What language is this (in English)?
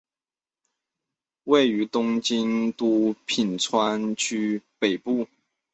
Chinese